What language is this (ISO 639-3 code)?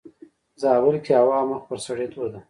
pus